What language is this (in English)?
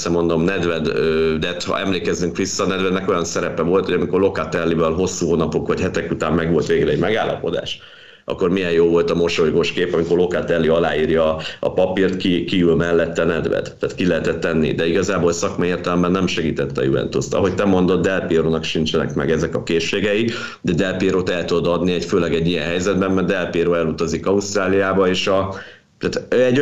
Hungarian